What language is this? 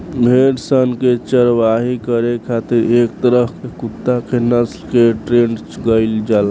Bhojpuri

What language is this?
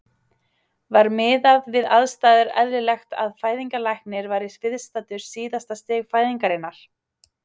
Icelandic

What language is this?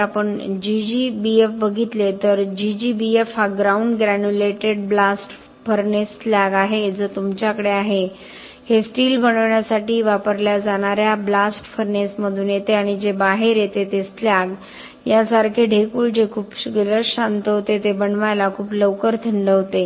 Marathi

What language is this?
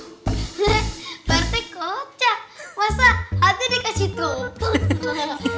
Indonesian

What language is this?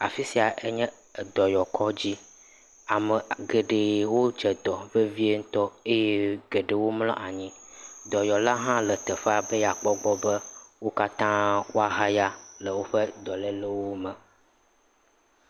Ewe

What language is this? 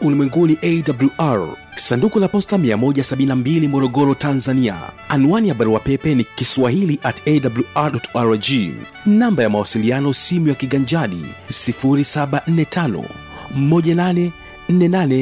Swahili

